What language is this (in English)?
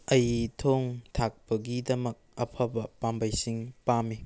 Manipuri